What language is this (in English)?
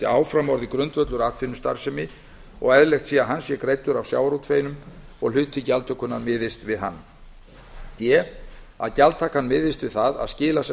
Icelandic